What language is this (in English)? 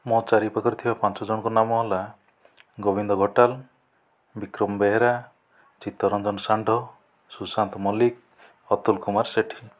Odia